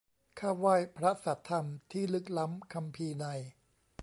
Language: Thai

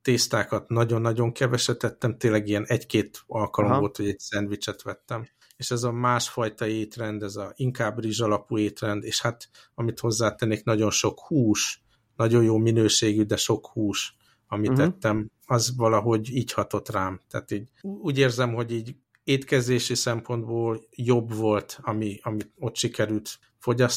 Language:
Hungarian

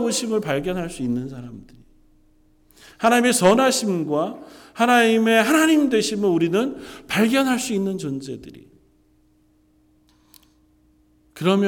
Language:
Korean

